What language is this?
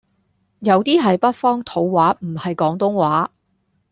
Cantonese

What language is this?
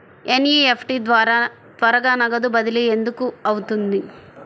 Telugu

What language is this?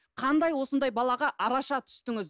Kazakh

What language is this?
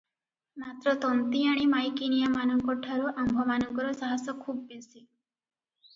Odia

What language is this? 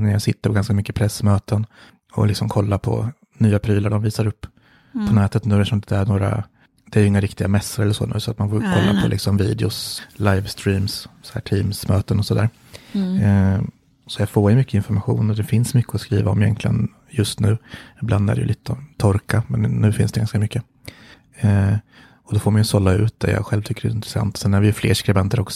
Swedish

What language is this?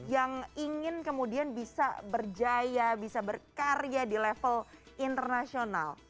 Indonesian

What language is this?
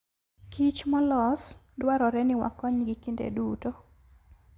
Luo (Kenya and Tanzania)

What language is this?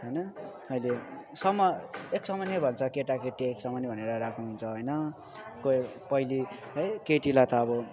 Nepali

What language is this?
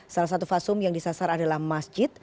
Indonesian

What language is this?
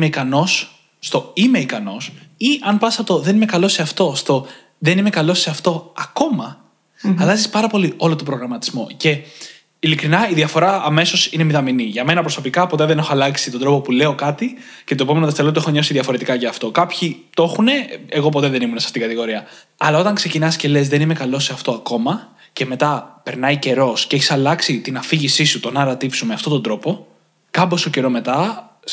Greek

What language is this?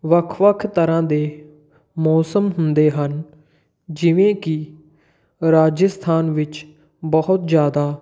Punjabi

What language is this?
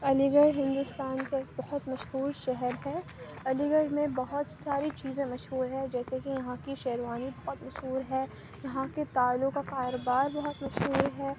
Urdu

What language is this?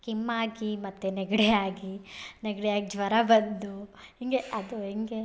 Kannada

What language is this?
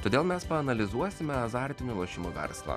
Lithuanian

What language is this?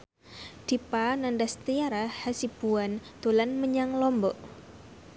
Javanese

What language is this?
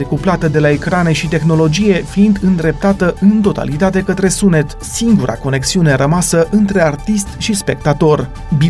Romanian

